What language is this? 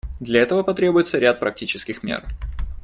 Russian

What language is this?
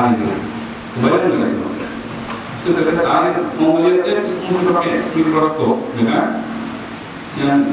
Indonesian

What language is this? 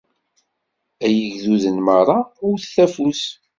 Kabyle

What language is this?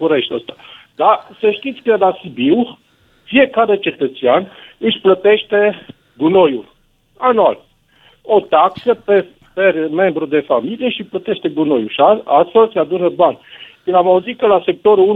Romanian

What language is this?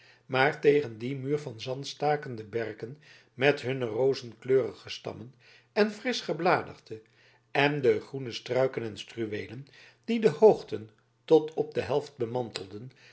Dutch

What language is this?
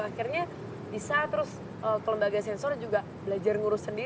Indonesian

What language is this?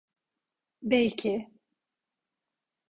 Turkish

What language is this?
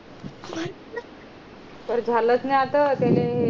Marathi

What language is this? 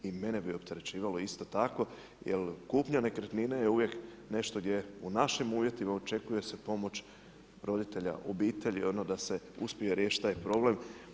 Croatian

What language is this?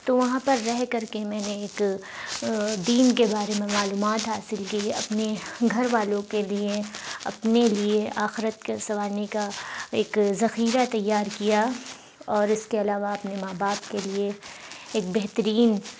Urdu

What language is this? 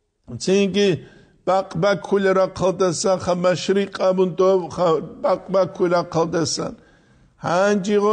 Arabic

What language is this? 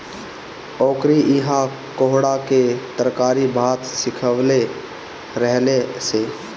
Bhojpuri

